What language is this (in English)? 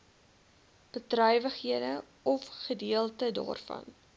Afrikaans